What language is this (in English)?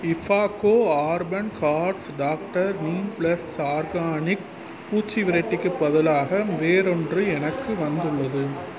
Tamil